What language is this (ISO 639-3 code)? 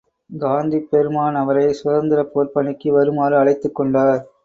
tam